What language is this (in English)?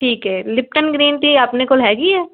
Punjabi